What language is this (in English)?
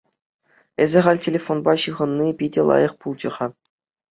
Chuvash